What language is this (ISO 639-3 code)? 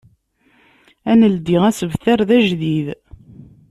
kab